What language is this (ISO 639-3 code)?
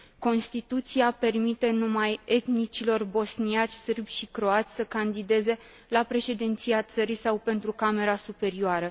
ron